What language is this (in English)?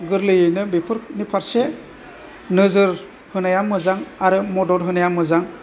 Bodo